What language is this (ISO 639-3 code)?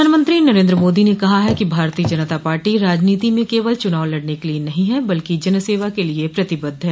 hin